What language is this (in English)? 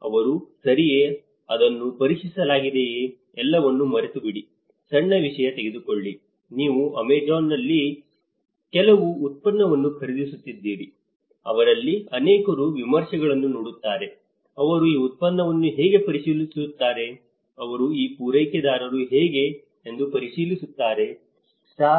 Kannada